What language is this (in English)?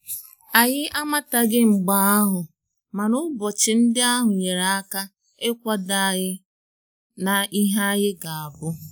Igbo